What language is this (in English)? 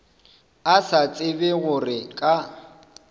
Northern Sotho